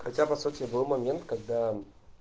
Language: Russian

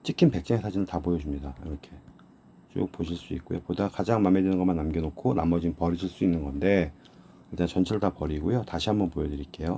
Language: Korean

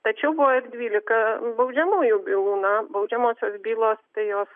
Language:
Lithuanian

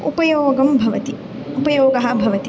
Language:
Sanskrit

